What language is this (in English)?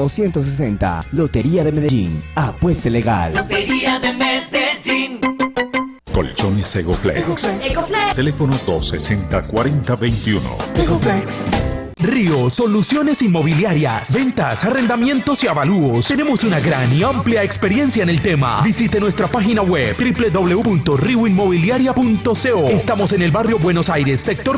Spanish